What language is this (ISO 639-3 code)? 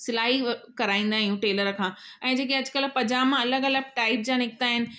snd